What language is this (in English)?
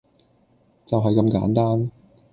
Cantonese